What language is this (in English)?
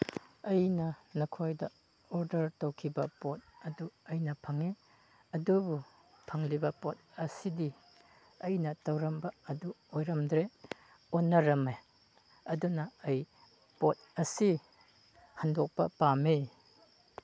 Manipuri